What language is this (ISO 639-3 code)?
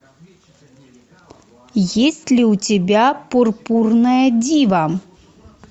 rus